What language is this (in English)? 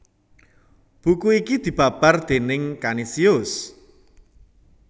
Javanese